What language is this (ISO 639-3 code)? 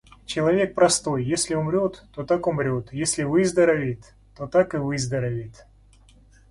rus